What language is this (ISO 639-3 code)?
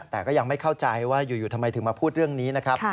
tha